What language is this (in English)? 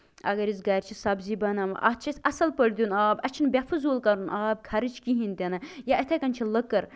Kashmiri